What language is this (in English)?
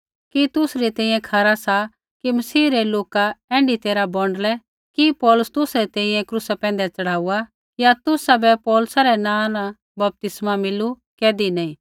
Kullu Pahari